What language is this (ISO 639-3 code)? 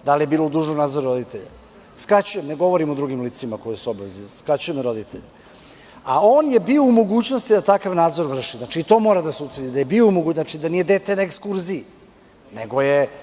srp